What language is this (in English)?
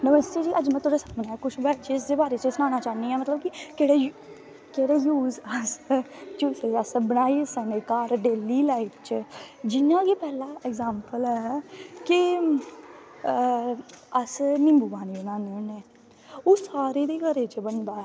Dogri